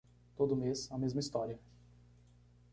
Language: Portuguese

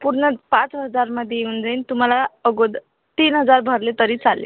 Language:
Marathi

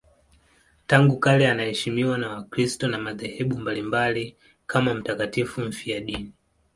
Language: Swahili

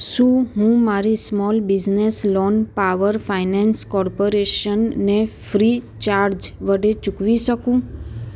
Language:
Gujarati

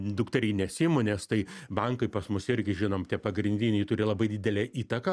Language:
Lithuanian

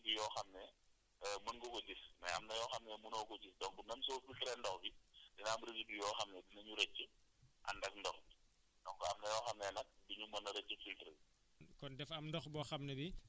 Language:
Wolof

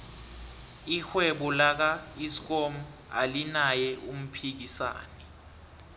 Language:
South Ndebele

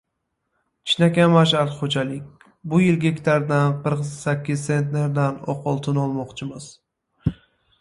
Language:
Uzbek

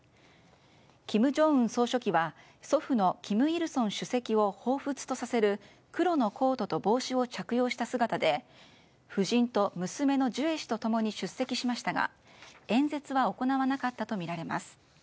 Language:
Japanese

